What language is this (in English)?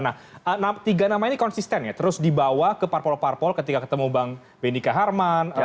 Indonesian